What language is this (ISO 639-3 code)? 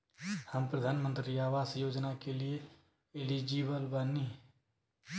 bho